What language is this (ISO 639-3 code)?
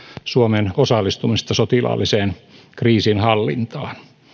fin